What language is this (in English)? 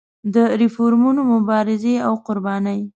Pashto